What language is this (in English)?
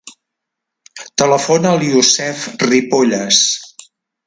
Catalan